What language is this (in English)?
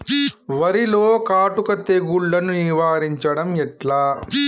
Telugu